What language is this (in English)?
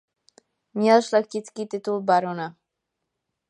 Czech